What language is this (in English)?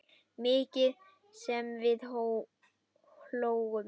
Icelandic